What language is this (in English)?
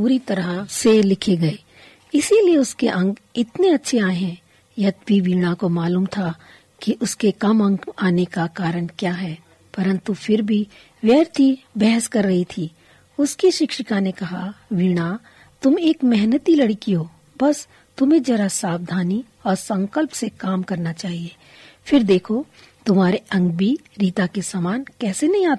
Hindi